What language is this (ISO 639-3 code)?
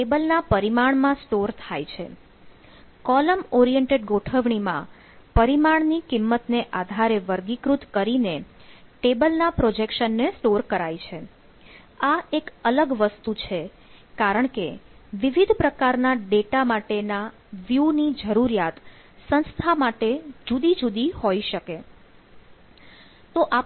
guj